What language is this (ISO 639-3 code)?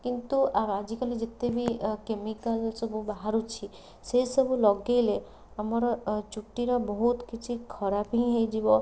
ori